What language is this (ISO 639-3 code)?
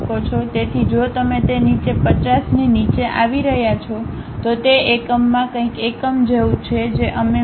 guj